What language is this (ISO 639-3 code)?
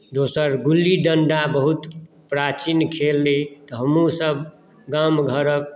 mai